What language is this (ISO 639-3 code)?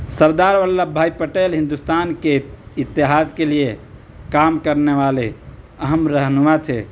urd